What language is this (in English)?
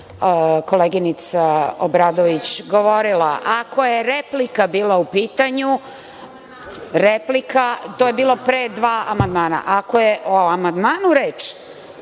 Serbian